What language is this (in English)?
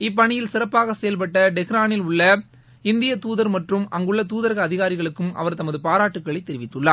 Tamil